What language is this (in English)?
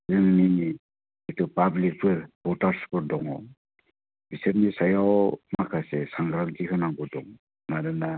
Bodo